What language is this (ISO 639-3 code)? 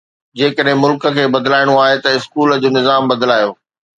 snd